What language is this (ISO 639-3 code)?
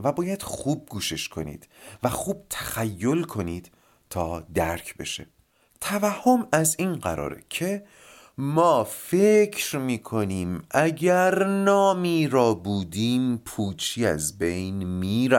fas